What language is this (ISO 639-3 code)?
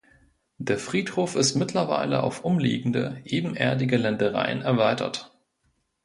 deu